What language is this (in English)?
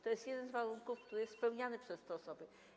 Polish